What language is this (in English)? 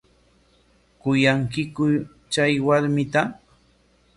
Corongo Ancash Quechua